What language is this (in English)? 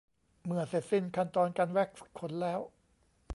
Thai